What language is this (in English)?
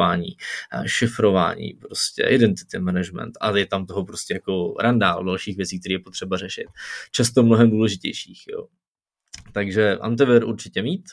Czech